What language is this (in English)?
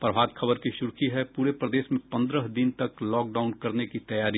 Hindi